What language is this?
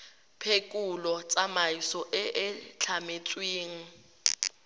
Tswana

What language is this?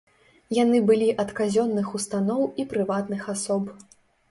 Belarusian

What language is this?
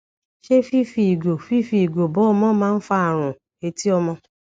Yoruba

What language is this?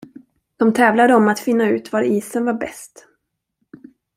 Swedish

